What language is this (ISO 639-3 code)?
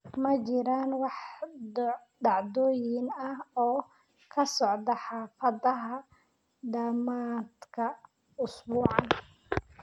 som